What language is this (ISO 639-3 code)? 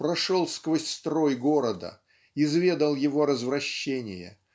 rus